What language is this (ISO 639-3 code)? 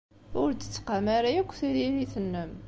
kab